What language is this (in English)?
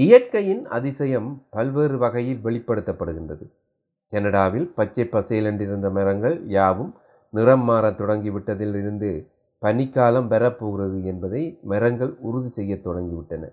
Tamil